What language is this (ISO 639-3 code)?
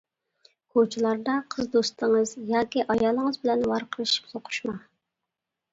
uig